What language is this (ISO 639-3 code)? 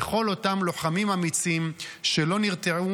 heb